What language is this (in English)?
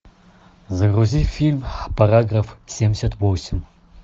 Russian